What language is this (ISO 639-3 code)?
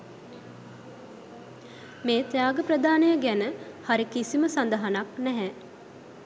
sin